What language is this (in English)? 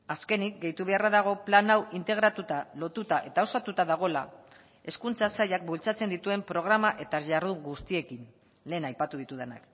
Basque